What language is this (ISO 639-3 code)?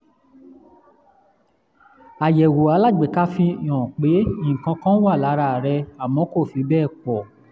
yor